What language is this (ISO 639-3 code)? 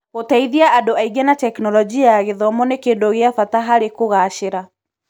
kik